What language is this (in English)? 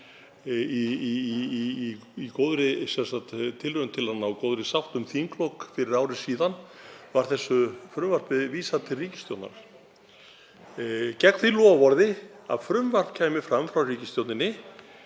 Icelandic